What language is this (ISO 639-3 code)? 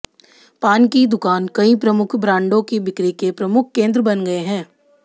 hin